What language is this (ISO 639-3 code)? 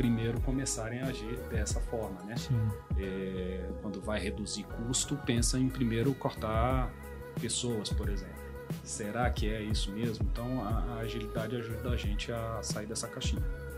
por